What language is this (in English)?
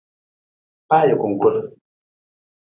Nawdm